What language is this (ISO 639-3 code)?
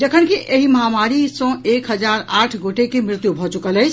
mai